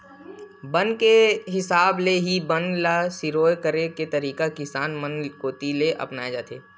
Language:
Chhattisgarhi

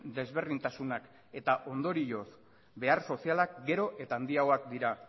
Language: Basque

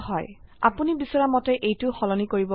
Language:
Assamese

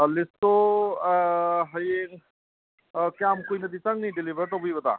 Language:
Manipuri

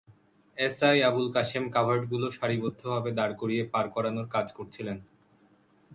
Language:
Bangla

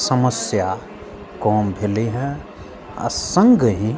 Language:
Maithili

